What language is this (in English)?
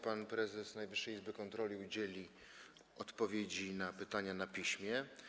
Polish